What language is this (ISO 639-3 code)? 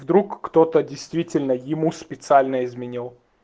rus